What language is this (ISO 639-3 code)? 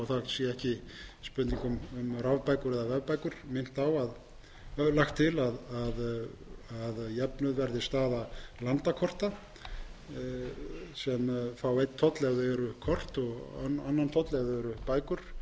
isl